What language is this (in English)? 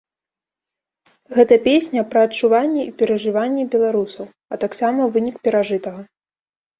Belarusian